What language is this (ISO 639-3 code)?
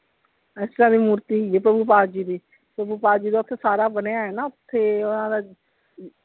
pan